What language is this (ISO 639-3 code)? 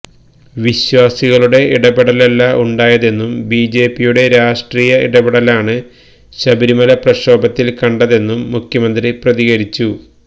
mal